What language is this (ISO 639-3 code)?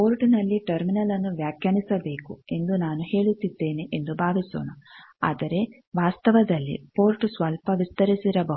kan